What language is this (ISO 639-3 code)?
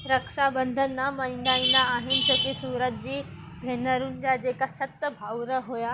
snd